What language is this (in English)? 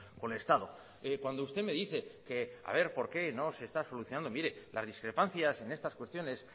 Spanish